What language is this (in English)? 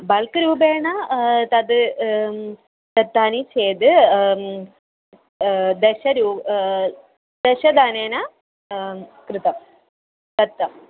Sanskrit